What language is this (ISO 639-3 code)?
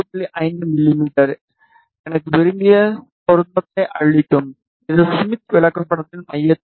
tam